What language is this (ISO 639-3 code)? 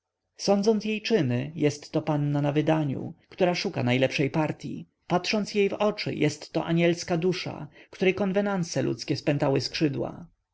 pol